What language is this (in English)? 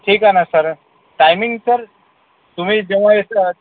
Marathi